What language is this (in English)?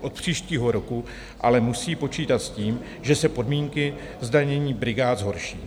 Czech